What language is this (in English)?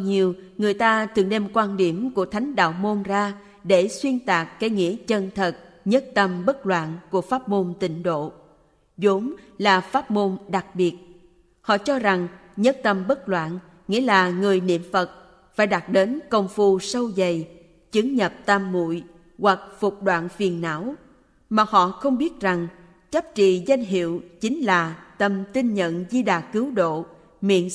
Vietnamese